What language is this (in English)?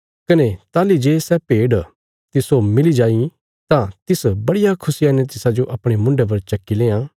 Bilaspuri